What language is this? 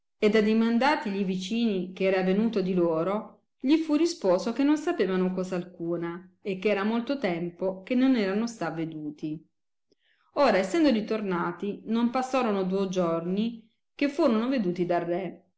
Italian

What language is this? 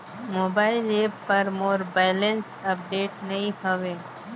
Chhattisgarhi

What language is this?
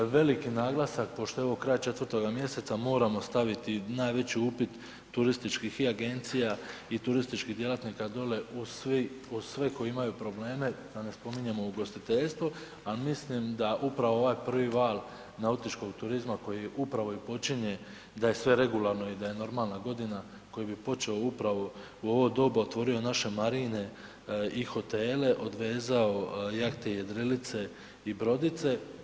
Croatian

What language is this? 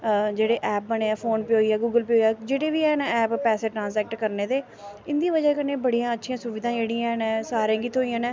Dogri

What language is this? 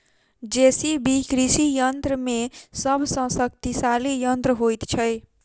Maithili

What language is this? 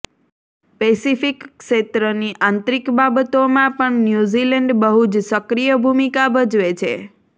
Gujarati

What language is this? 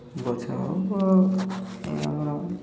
Odia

